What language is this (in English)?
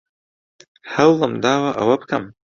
Central Kurdish